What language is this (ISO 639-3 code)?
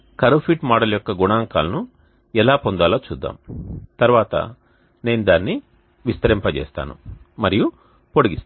tel